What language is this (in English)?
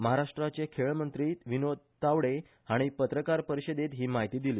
Konkani